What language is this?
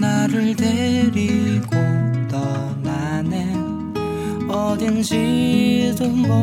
Korean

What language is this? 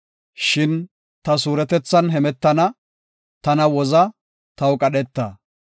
Gofa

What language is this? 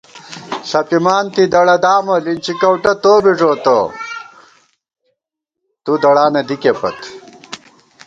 Gawar-Bati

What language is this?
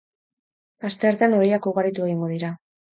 Basque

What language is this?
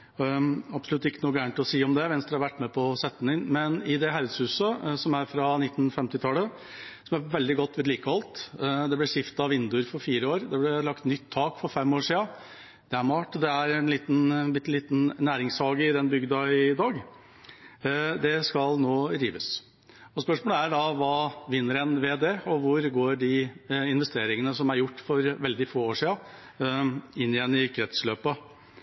Norwegian Bokmål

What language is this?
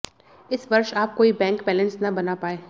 Hindi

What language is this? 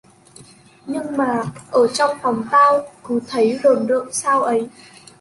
Vietnamese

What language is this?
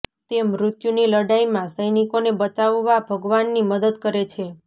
Gujarati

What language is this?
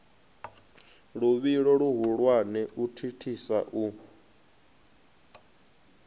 Venda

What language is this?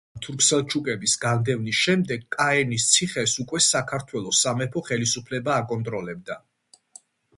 Georgian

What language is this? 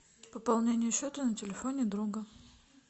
Russian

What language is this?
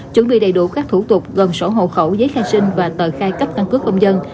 Vietnamese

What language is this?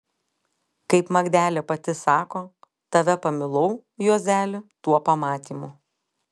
Lithuanian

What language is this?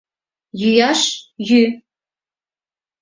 Mari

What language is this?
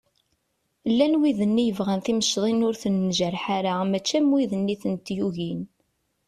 Kabyle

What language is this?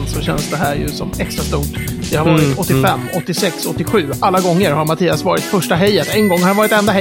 Swedish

